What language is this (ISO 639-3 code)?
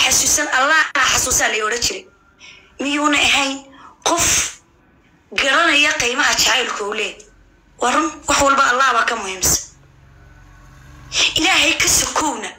ara